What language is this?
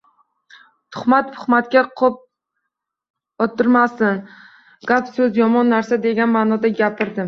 Uzbek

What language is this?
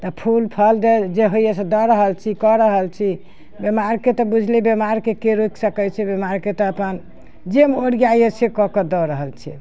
Maithili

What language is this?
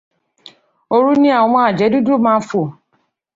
Yoruba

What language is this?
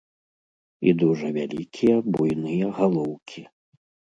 Belarusian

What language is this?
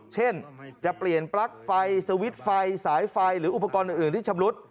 Thai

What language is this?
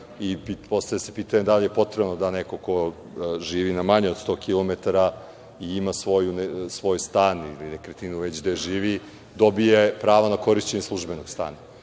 Serbian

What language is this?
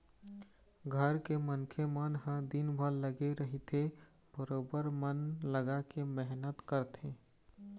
Chhattisgarhi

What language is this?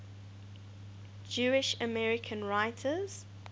English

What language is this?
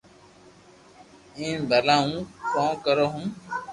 Loarki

